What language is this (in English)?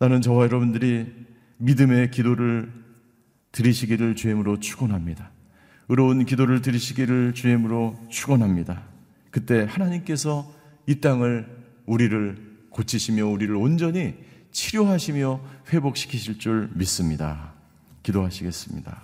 Korean